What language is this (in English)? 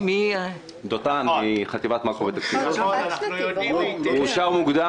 Hebrew